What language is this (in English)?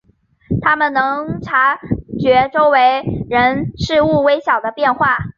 Chinese